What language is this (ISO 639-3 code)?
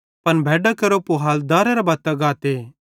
bhd